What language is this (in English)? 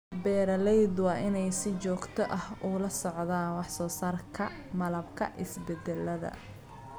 Somali